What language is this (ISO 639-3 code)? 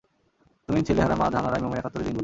ben